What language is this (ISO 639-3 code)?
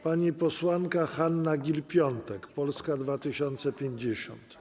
pol